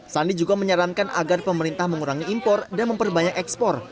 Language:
Indonesian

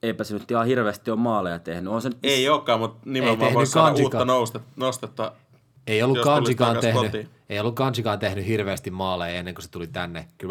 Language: Finnish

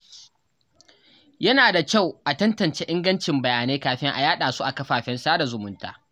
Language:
Hausa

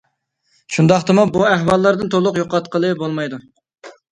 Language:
Uyghur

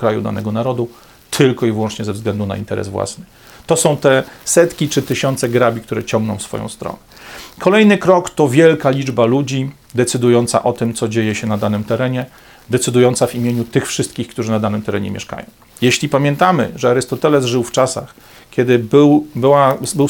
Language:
Polish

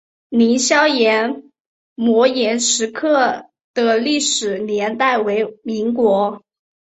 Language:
Chinese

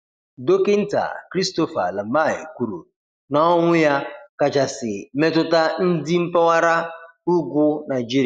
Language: Igbo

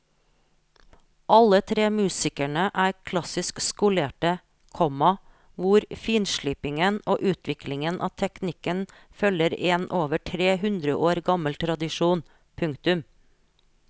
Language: Norwegian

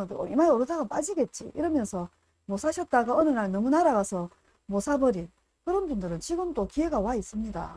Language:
Korean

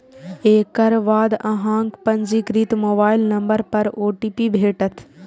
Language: Maithili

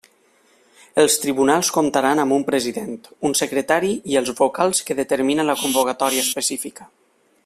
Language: Catalan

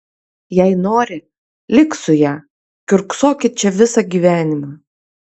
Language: Lithuanian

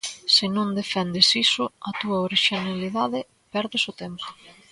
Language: Galician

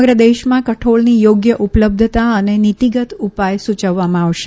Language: Gujarati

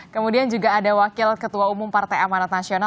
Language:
Indonesian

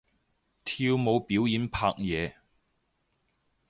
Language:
Cantonese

